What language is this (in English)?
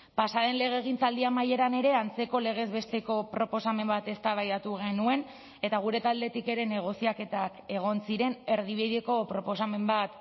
Basque